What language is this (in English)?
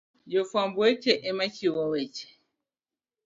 Luo (Kenya and Tanzania)